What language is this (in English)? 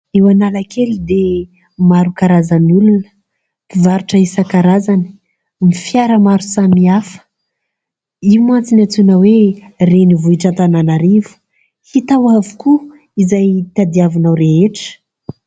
Malagasy